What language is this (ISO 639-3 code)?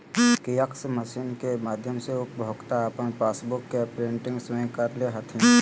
mag